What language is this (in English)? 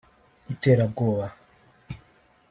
Kinyarwanda